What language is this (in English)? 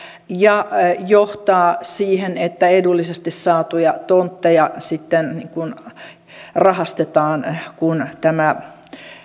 Finnish